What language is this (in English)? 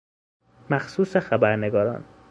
Persian